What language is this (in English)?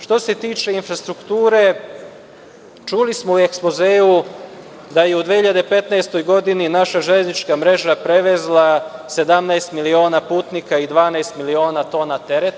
Serbian